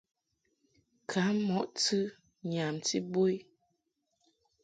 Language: Mungaka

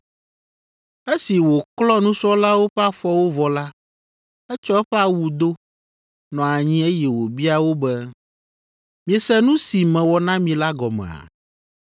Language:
Ewe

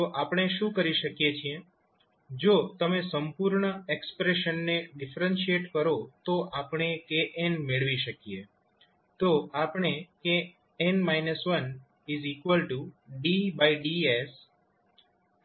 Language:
Gujarati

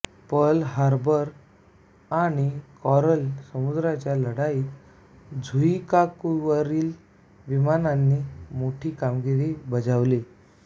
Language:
Marathi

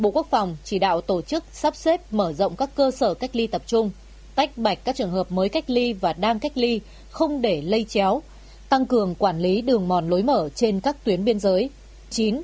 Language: Vietnamese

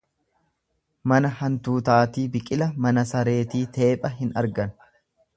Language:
Oromo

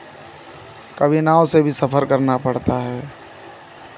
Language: Hindi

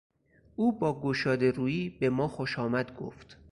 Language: Persian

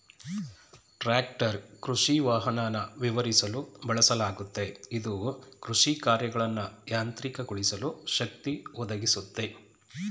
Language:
Kannada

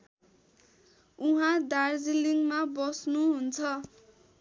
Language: Nepali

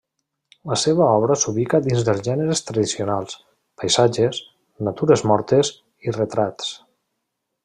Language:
Catalan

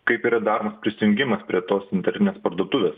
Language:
Lithuanian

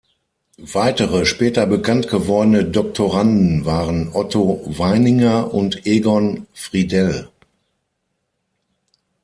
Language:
German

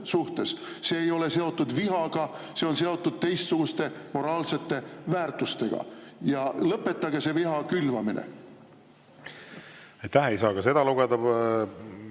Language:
Estonian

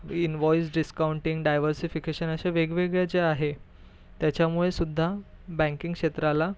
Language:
Marathi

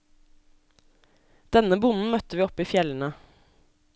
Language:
Norwegian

